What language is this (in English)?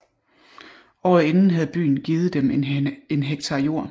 Danish